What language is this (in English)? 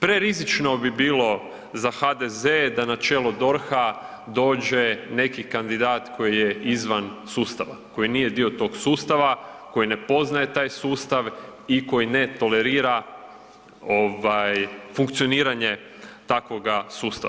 Croatian